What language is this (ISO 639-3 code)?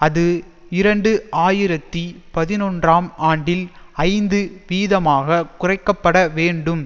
tam